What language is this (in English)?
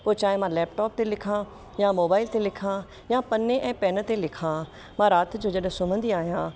Sindhi